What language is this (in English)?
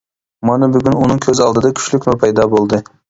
Uyghur